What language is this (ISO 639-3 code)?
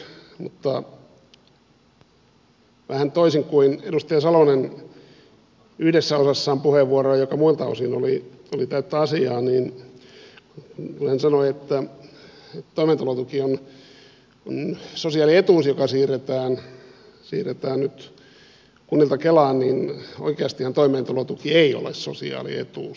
fin